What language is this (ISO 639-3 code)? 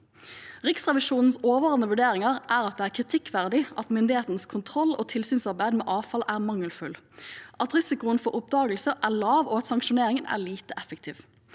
nor